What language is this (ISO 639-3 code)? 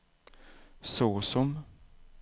swe